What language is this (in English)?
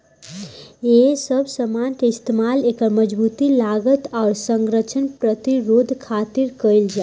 Bhojpuri